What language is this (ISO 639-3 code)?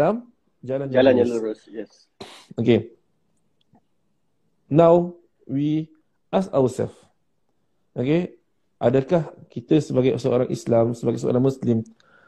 msa